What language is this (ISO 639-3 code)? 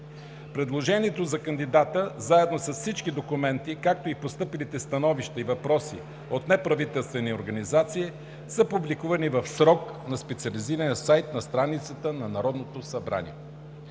bul